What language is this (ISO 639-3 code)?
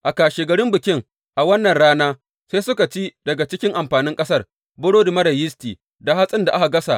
hau